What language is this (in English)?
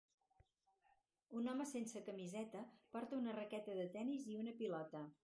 Catalan